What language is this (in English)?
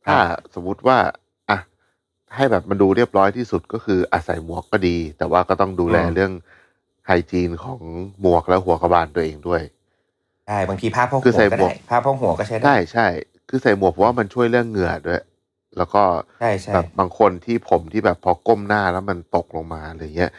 Thai